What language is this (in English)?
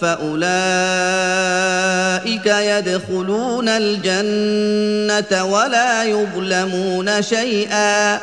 Arabic